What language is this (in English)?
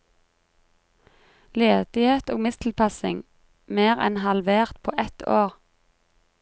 Norwegian